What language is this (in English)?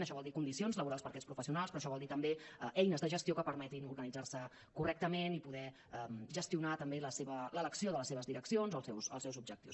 Catalan